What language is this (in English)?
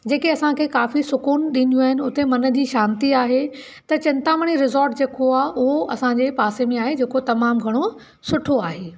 Sindhi